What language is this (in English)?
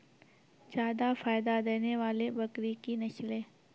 Maithili